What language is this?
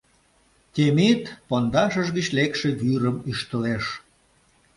Mari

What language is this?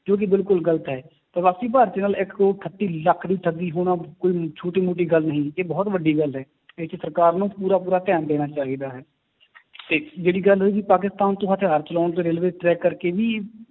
Punjabi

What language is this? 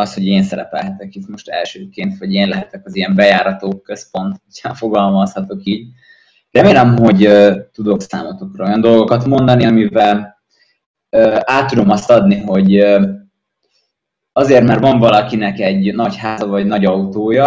Hungarian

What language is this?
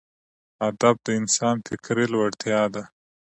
Pashto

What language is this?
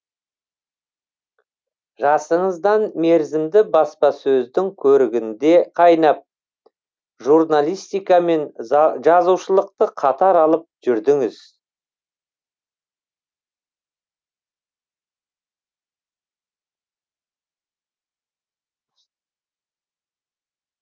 Kazakh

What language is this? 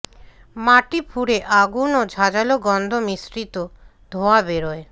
Bangla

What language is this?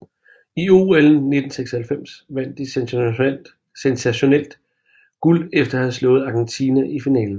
Danish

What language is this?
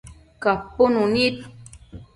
Matsés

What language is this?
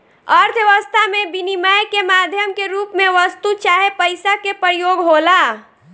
Bhojpuri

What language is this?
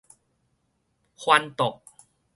Min Nan Chinese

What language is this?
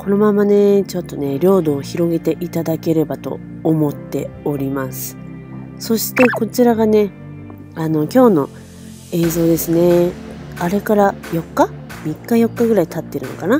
Japanese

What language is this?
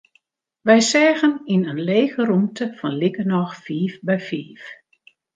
Western Frisian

